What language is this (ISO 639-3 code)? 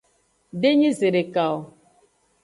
ajg